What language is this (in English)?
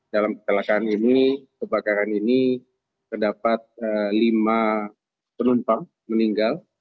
Indonesian